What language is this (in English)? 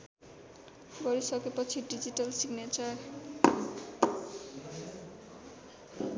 Nepali